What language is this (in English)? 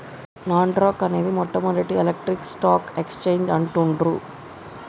Telugu